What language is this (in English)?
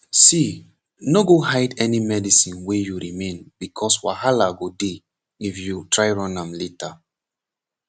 Nigerian Pidgin